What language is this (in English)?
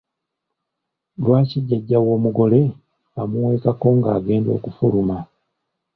Ganda